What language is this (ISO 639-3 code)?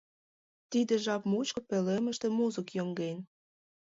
chm